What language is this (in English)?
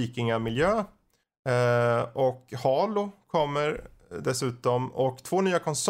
Swedish